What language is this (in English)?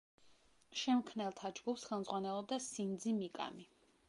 Georgian